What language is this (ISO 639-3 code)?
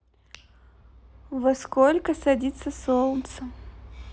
rus